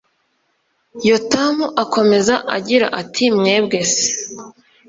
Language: Kinyarwanda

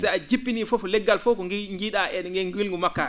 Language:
Fula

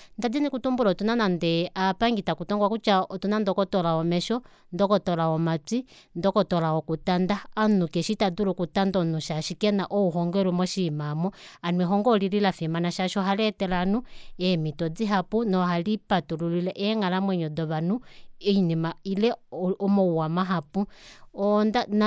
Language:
Kuanyama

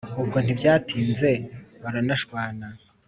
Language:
Kinyarwanda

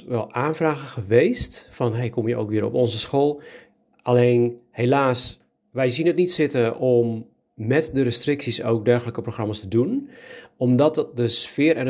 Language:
Dutch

